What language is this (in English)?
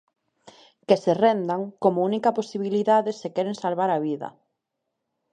Galician